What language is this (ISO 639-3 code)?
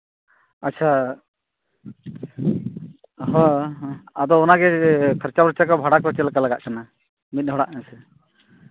sat